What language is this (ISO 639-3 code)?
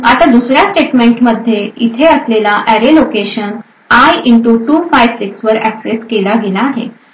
mar